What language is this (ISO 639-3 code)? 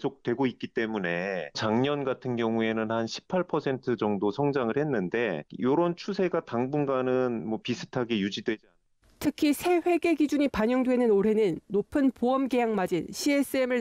kor